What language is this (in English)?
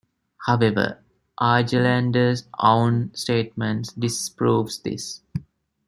English